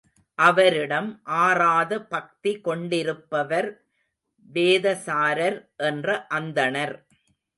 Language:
Tamil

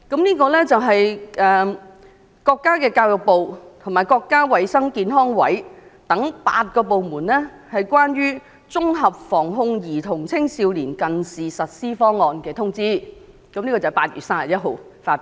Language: Cantonese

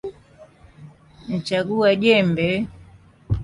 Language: Swahili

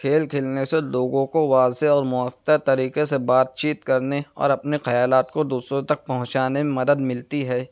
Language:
Urdu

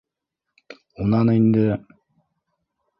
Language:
Bashkir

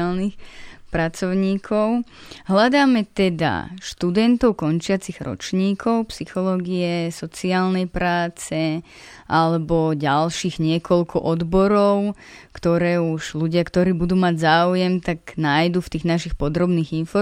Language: Slovak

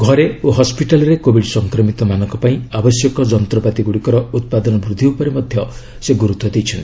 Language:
Odia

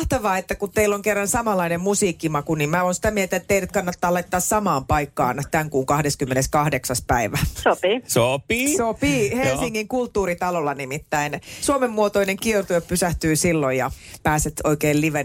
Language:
Finnish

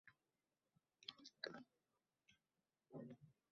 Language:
Uzbek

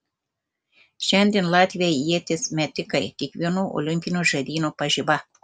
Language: Lithuanian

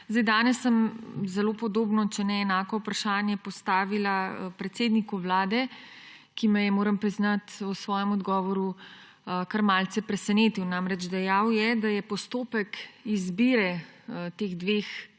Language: Slovenian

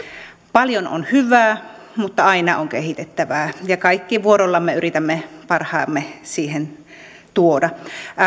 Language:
Finnish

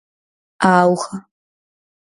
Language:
Galician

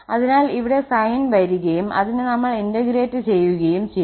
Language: Malayalam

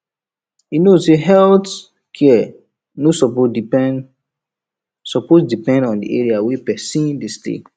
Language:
Nigerian Pidgin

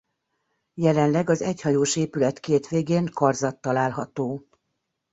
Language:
Hungarian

